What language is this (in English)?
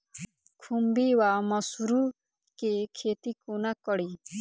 Maithili